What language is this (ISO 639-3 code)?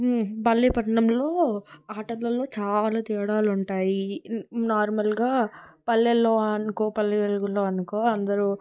tel